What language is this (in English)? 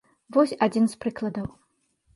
Belarusian